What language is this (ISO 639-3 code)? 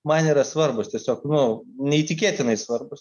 lit